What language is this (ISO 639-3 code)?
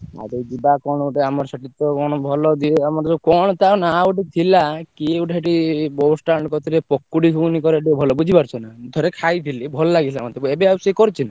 ori